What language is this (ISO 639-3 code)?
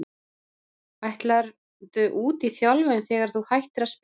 isl